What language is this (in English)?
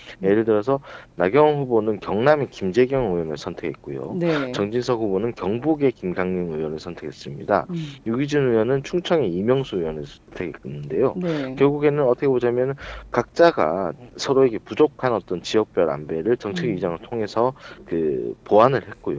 Korean